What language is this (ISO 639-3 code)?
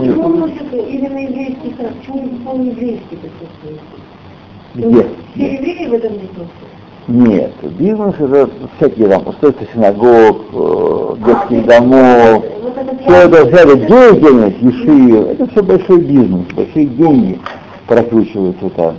rus